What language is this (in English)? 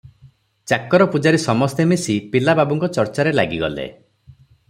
Odia